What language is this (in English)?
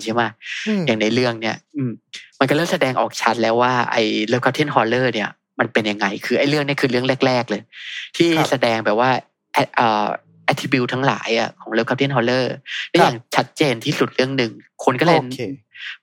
Thai